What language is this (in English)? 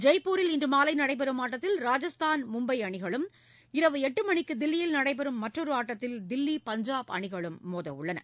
Tamil